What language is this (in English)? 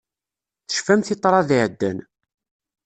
Kabyle